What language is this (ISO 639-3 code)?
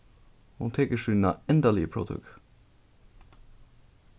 fao